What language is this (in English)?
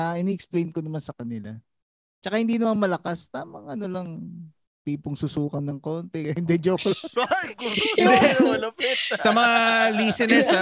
Filipino